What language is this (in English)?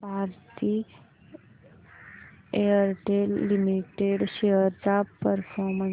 Marathi